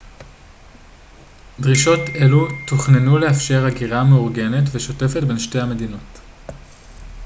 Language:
Hebrew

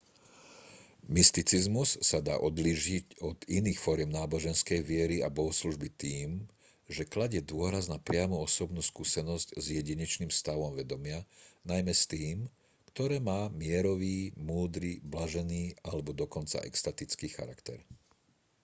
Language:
Slovak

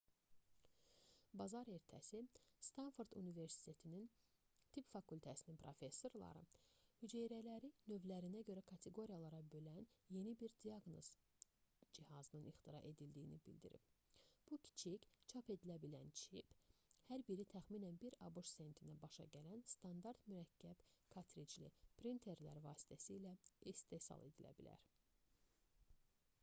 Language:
Azerbaijani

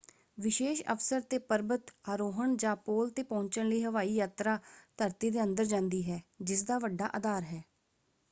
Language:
Punjabi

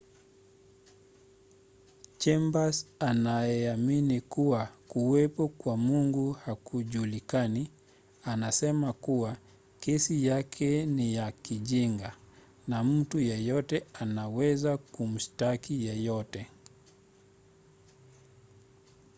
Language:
Swahili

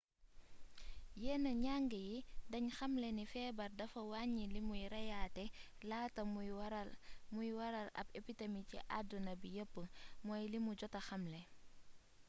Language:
Wolof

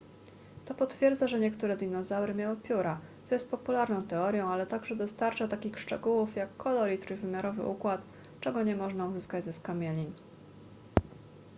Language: Polish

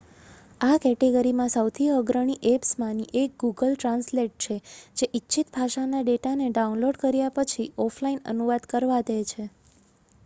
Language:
Gujarati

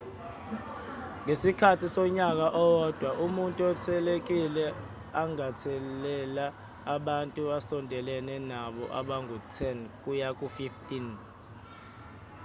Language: Zulu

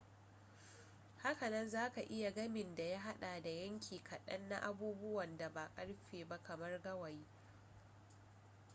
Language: Hausa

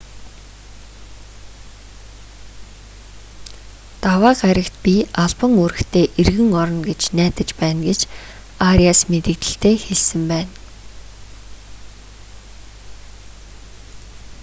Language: Mongolian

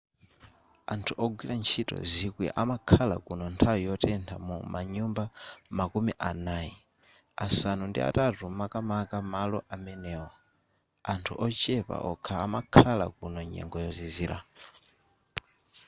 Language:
Nyanja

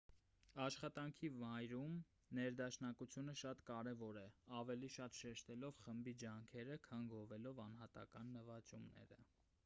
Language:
Armenian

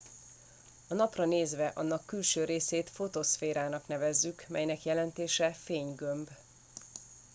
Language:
Hungarian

